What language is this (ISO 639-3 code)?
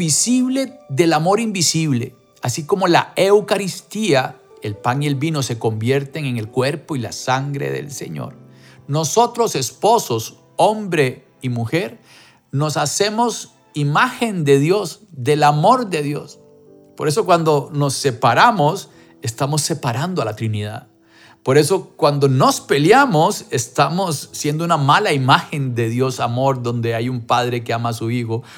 spa